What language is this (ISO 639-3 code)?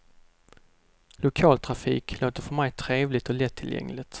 swe